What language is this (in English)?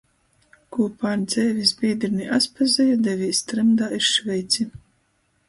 Latgalian